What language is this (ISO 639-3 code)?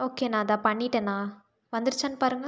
tam